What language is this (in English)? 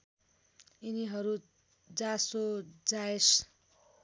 Nepali